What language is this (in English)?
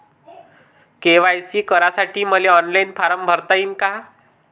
Marathi